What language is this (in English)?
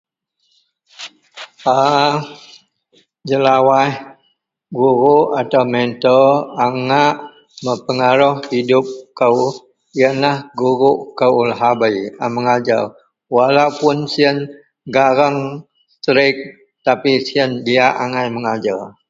Central Melanau